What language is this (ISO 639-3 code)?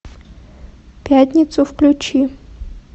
rus